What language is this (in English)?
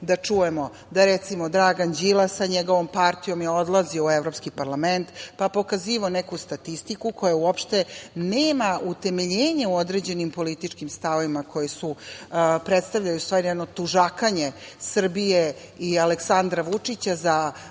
Serbian